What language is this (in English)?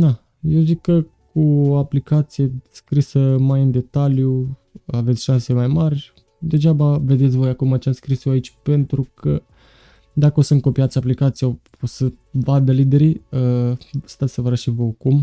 Romanian